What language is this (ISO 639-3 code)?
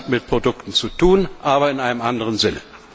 deu